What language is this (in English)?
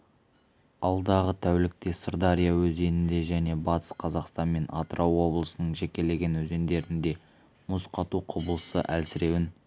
Kazakh